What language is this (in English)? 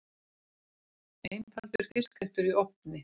Icelandic